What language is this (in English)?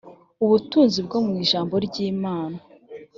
Kinyarwanda